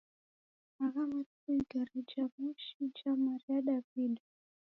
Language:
Taita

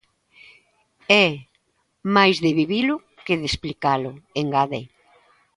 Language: Galician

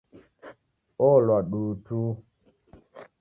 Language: Taita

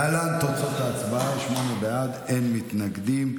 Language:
Hebrew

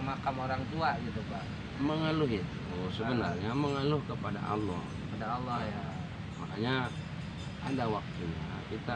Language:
Indonesian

